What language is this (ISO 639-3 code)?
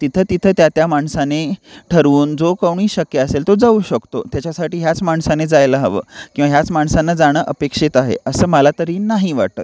mar